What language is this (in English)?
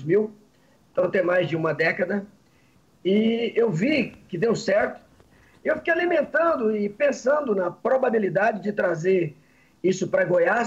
Portuguese